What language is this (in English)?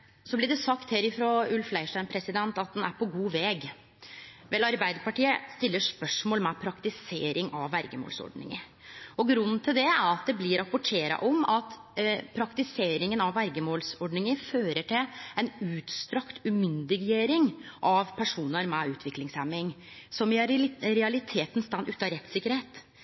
Norwegian Nynorsk